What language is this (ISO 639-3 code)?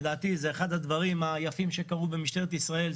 heb